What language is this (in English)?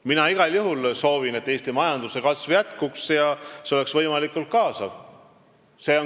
Estonian